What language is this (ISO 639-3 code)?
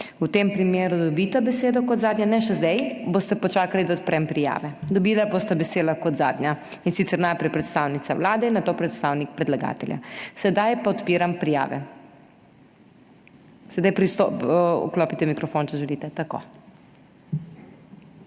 slv